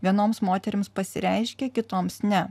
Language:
Lithuanian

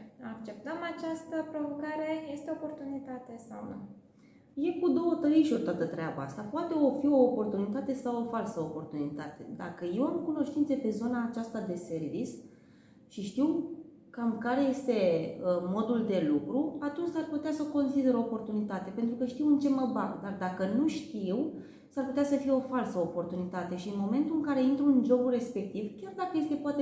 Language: Romanian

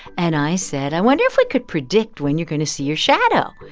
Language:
English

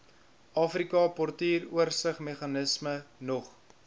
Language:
Afrikaans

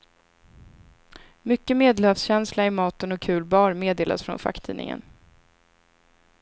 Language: Swedish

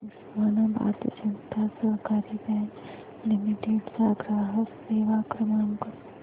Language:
Marathi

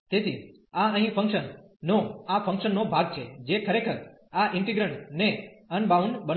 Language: Gujarati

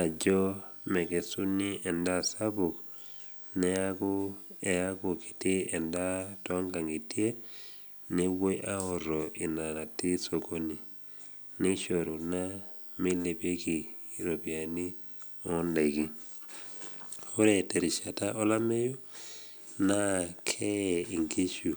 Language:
Masai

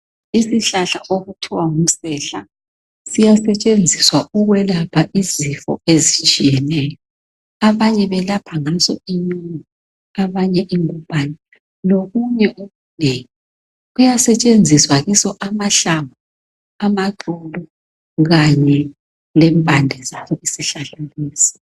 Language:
North Ndebele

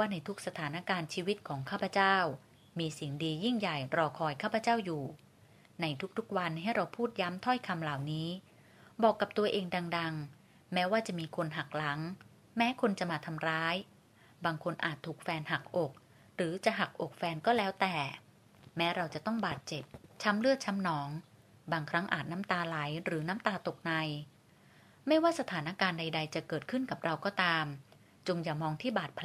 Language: Thai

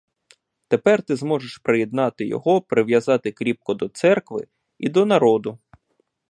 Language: Ukrainian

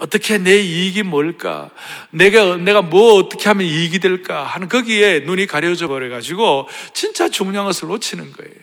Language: Korean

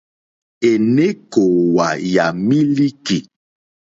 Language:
Mokpwe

